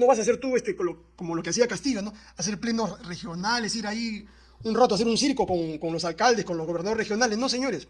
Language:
Spanish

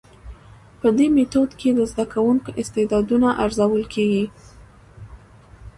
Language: Pashto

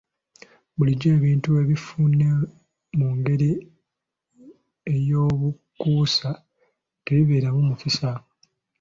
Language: Ganda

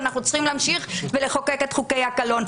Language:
Hebrew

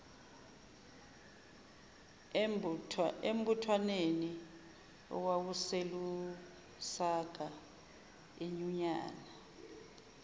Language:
Zulu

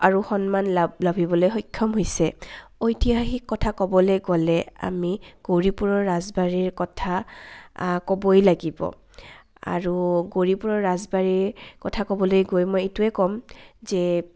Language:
Assamese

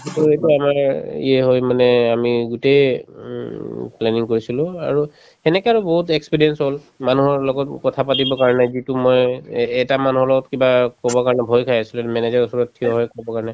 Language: Assamese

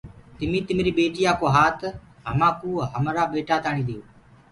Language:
Gurgula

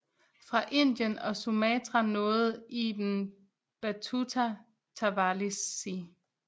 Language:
Danish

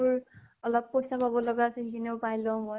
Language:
Assamese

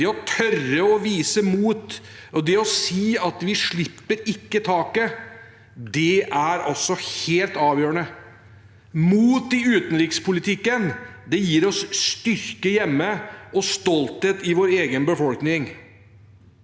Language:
Norwegian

